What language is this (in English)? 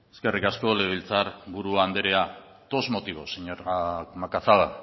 Basque